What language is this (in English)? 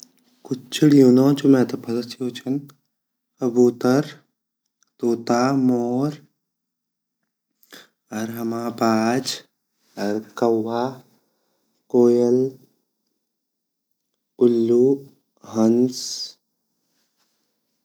Garhwali